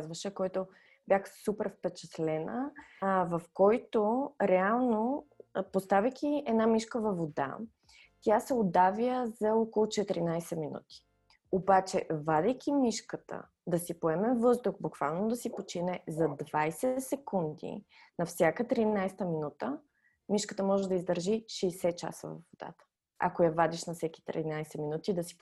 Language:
Bulgarian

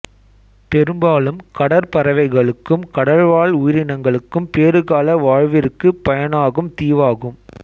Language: Tamil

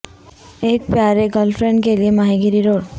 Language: Urdu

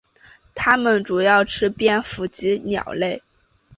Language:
Chinese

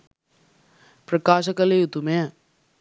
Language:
Sinhala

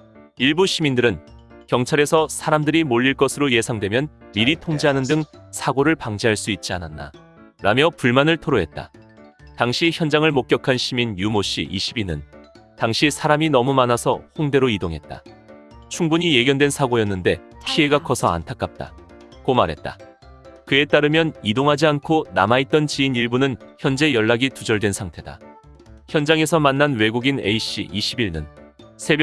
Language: Korean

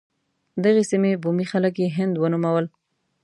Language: Pashto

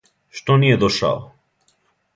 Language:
Serbian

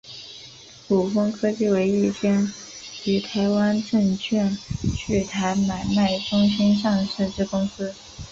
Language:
Chinese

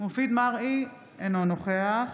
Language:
Hebrew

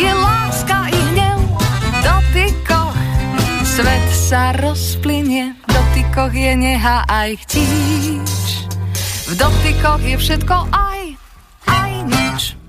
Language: Slovak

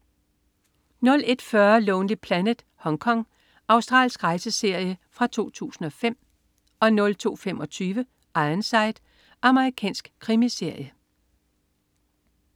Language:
Danish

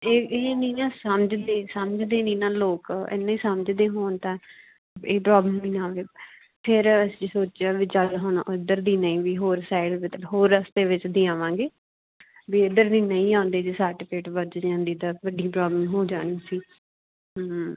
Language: Punjabi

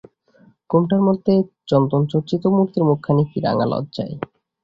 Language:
Bangla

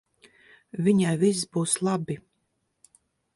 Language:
Latvian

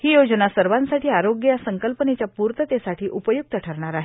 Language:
Marathi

